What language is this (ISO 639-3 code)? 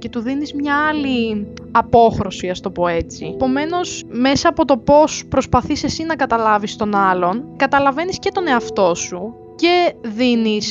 ell